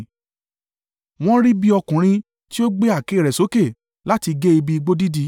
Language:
Yoruba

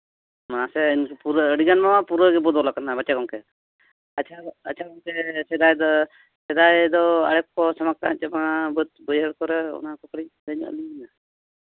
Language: Santali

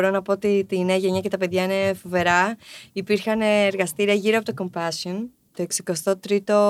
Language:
Greek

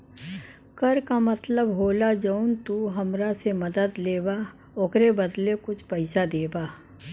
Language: Bhojpuri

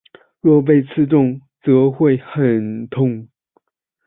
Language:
Chinese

